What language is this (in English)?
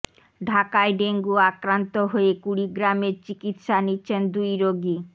Bangla